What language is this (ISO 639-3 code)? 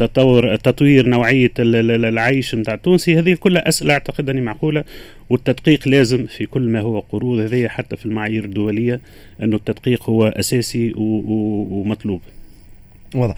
ara